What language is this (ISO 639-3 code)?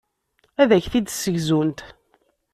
kab